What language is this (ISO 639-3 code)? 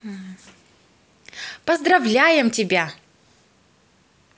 rus